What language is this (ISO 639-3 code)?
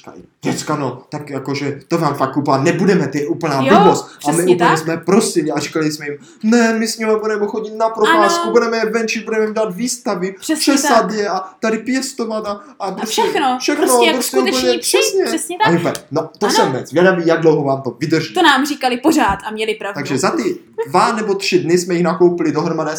ces